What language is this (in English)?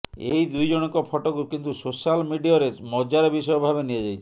Odia